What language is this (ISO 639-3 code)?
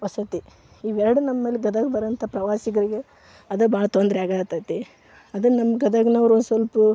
kan